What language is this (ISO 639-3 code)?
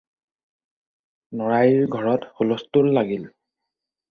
asm